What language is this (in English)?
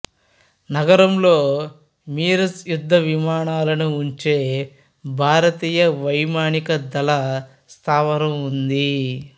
Telugu